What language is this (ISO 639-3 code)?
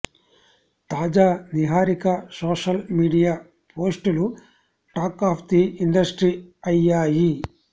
tel